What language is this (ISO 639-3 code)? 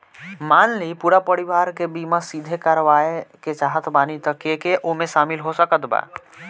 bho